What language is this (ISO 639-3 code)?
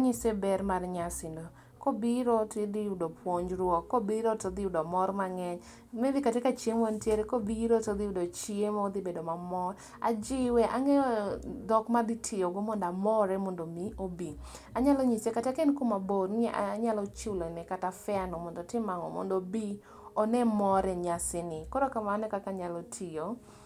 luo